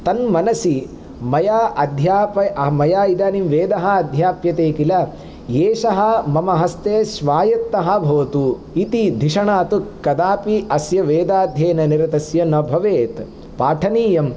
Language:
Sanskrit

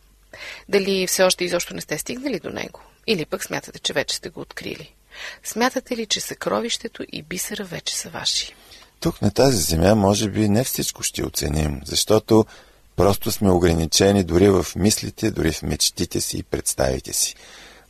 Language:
Bulgarian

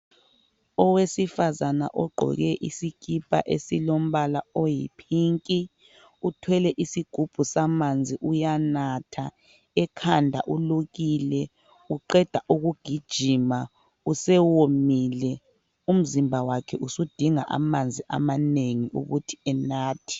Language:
North Ndebele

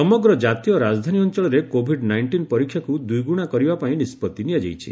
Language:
Odia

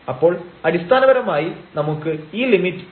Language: Malayalam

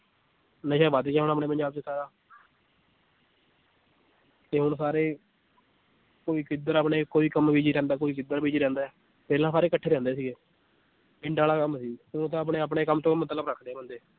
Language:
Punjabi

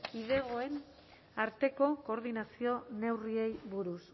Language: Basque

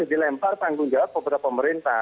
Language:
Indonesian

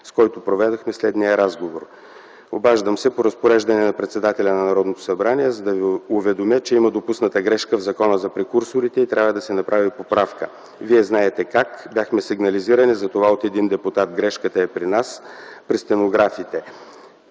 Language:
Bulgarian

